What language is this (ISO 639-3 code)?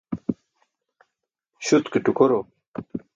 bsk